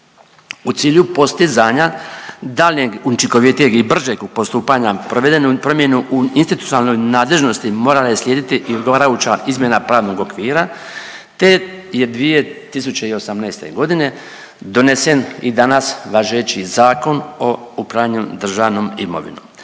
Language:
Croatian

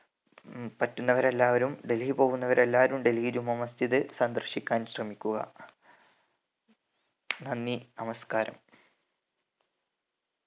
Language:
Malayalam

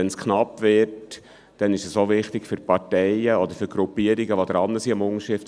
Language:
Swiss German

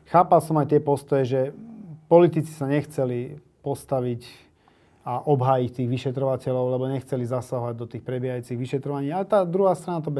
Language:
Slovak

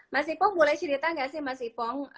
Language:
Indonesian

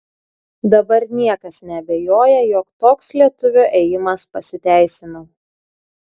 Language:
Lithuanian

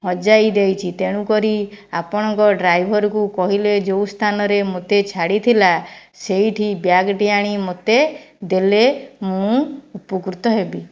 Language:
Odia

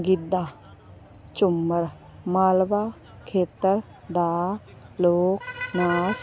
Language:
Punjabi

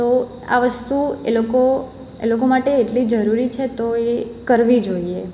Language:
Gujarati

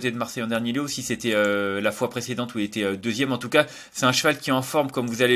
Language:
French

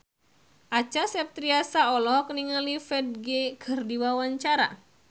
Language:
Sundanese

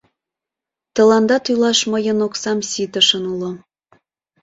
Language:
Mari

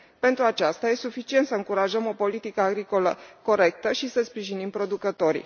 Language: Romanian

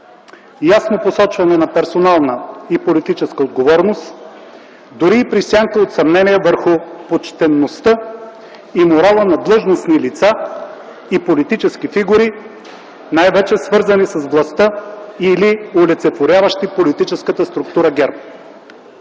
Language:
Bulgarian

